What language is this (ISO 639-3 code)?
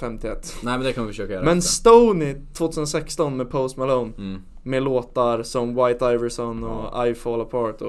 swe